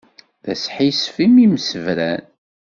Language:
Kabyle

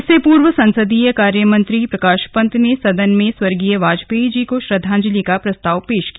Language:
Hindi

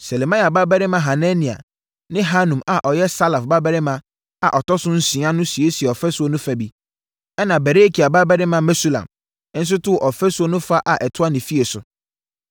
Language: Akan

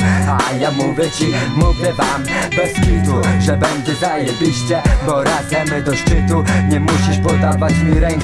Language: German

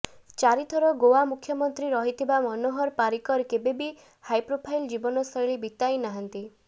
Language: Odia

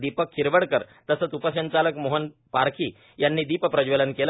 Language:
Marathi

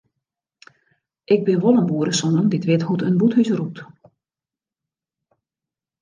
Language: Western Frisian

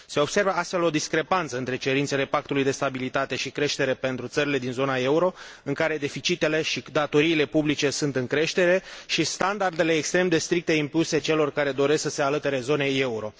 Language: Romanian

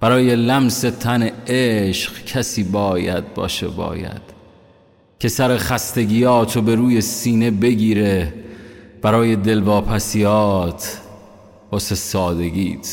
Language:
Persian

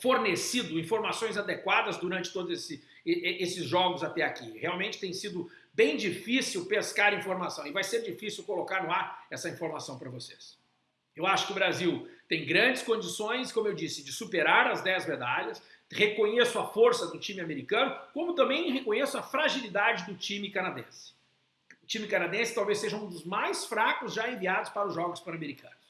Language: Portuguese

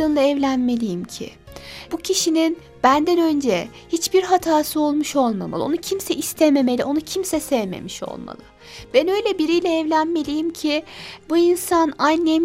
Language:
Turkish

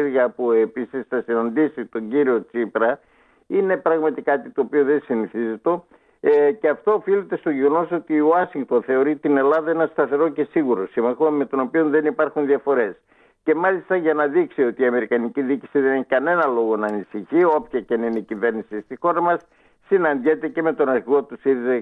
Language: Greek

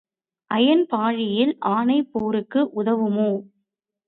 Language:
Tamil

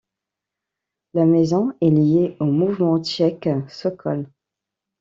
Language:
French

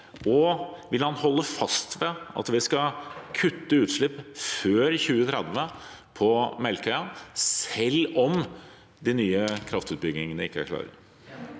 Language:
Norwegian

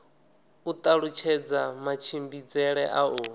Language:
Venda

